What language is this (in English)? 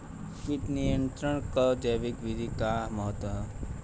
Bhojpuri